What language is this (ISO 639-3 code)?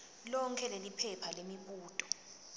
ssw